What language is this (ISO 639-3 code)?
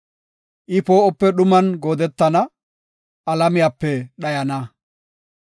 gof